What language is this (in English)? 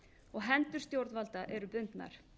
Icelandic